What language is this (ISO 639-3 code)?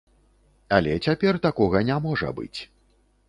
bel